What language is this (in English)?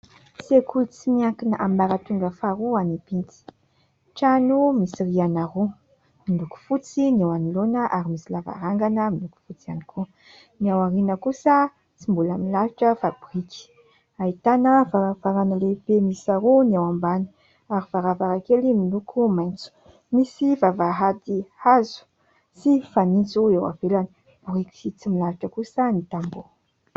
Malagasy